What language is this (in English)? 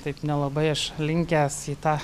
Lithuanian